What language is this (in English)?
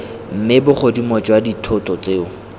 Tswana